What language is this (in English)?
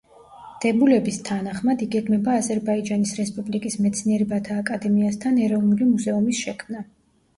Georgian